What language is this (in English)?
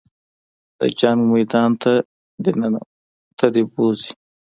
Pashto